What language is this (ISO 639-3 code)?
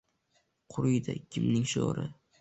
uzb